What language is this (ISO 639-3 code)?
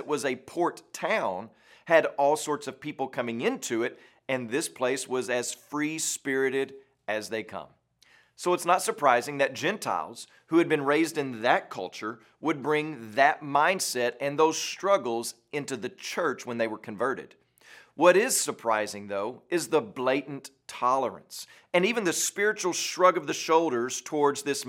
eng